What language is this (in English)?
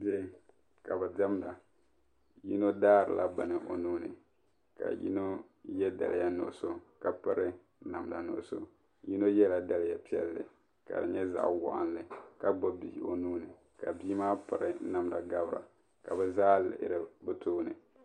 Dagbani